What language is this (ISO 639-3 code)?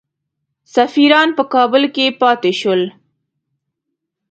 pus